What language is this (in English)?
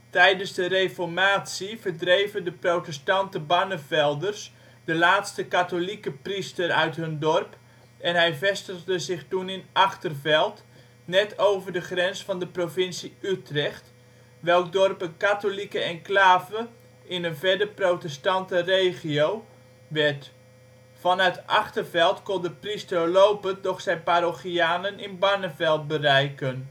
Dutch